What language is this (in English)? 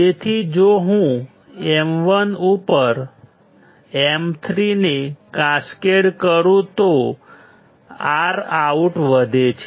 Gujarati